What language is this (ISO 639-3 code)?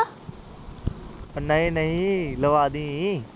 pan